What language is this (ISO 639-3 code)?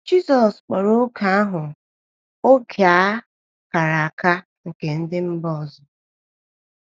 ibo